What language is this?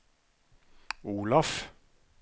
Norwegian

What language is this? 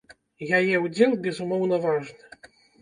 Belarusian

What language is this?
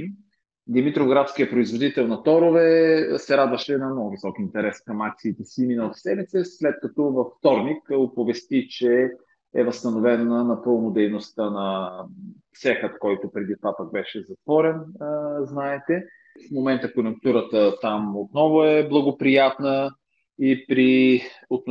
Bulgarian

